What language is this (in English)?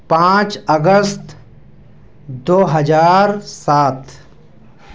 Urdu